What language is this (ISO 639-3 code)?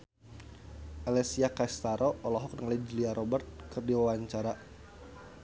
sun